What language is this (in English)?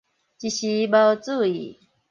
Min Nan Chinese